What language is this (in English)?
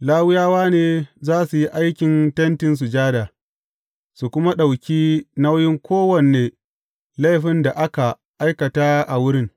Hausa